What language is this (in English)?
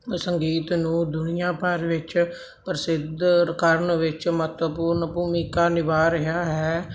Punjabi